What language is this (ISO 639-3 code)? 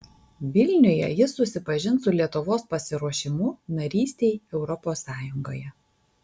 lit